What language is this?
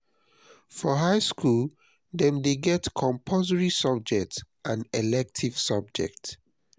Nigerian Pidgin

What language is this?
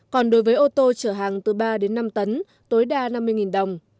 Vietnamese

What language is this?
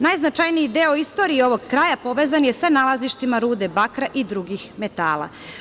Serbian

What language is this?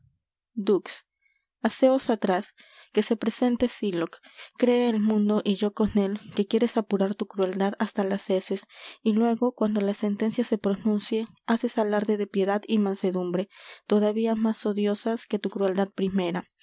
Spanish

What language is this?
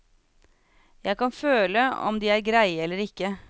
Norwegian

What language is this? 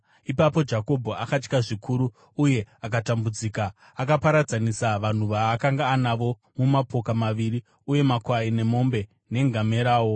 Shona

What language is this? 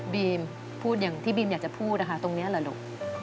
Thai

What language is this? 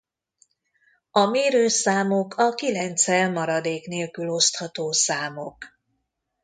Hungarian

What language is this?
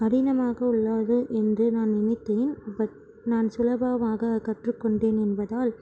Tamil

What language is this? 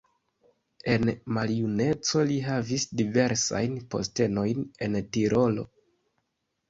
Esperanto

